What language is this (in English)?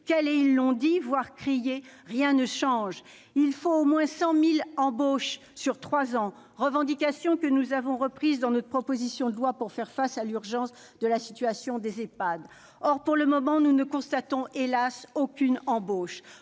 French